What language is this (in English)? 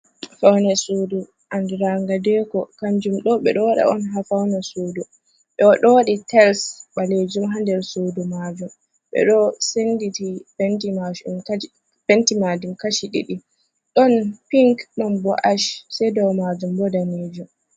Fula